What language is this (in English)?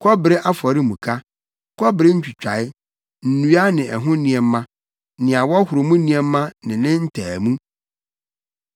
Akan